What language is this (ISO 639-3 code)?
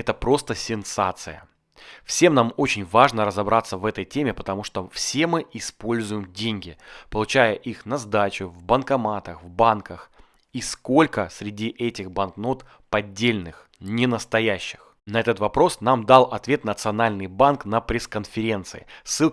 rus